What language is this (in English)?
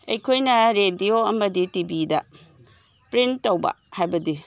Manipuri